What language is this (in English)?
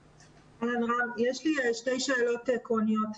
Hebrew